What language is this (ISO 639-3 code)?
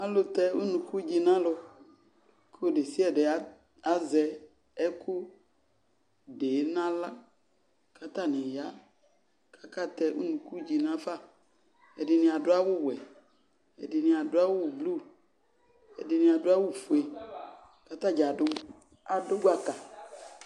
kpo